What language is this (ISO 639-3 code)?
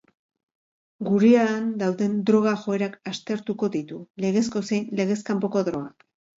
eus